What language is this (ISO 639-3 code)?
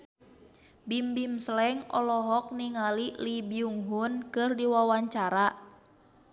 sun